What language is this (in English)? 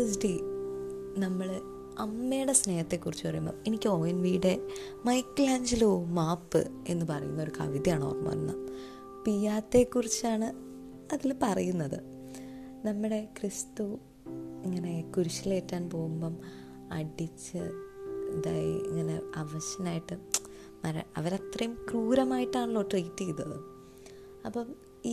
Malayalam